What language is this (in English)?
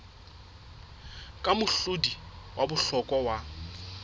Southern Sotho